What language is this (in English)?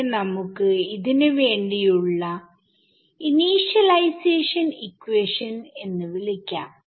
Malayalam